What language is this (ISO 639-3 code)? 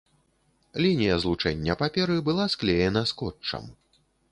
bel